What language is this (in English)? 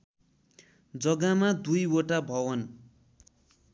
Nepali